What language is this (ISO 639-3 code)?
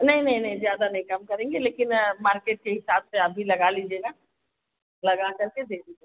hin